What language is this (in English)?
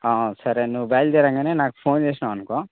Telugu